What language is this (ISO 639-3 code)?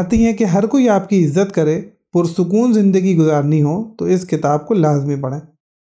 urd